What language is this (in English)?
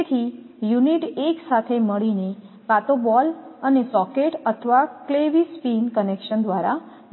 Gujarati